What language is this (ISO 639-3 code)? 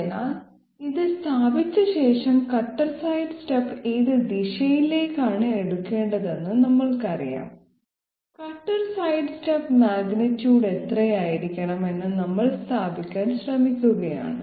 mal